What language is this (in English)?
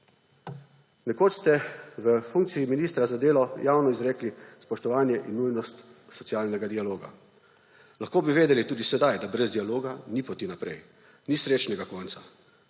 Slovenian